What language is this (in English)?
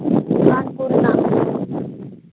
Santali